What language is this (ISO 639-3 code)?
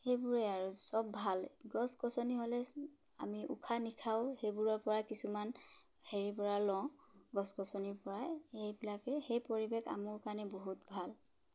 asm